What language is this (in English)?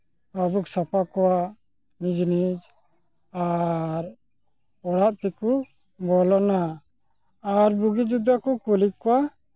Santali